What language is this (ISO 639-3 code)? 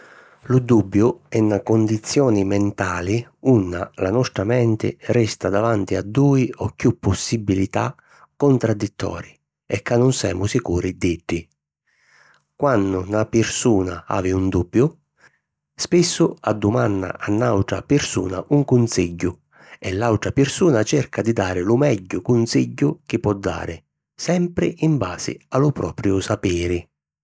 scn